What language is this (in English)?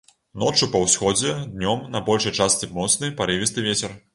Belarusian